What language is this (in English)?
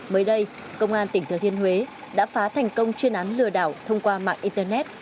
Vietnamese